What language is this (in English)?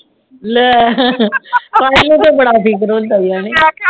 Punjabi